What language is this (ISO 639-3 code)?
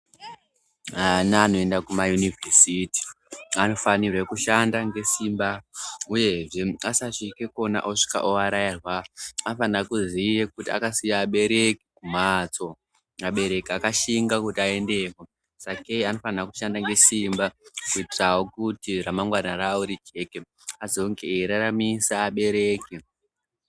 ndc